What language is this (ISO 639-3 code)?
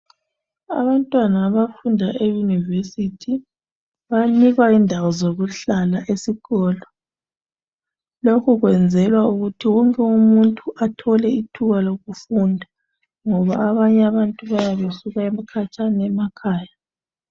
nde